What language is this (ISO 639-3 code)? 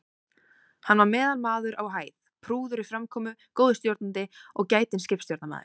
isl